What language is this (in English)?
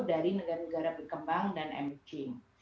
Indonesian